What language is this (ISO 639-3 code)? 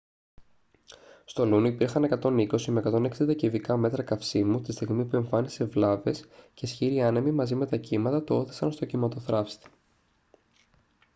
ell